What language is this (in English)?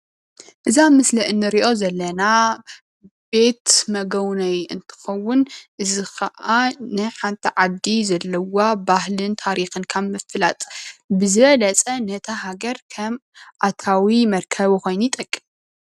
Tigrinya